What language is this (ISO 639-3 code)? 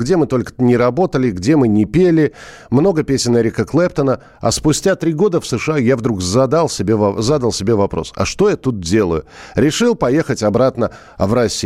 rus